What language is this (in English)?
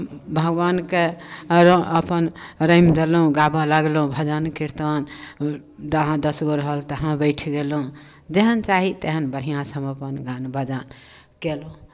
Maithili